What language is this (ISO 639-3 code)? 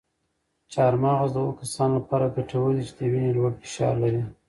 pus